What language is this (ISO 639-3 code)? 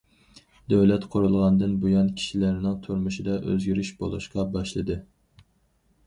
uig